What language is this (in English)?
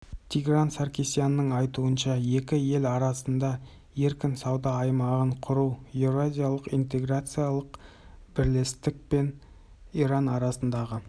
Kazakh